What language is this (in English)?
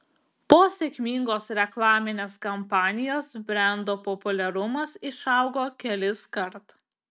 Lithuanian